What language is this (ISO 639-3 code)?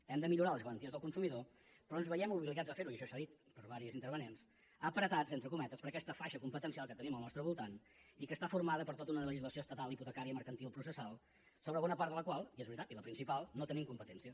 cat